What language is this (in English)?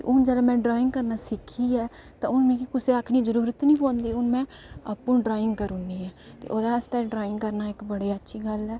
Dogri